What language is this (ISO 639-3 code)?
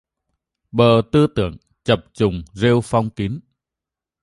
vie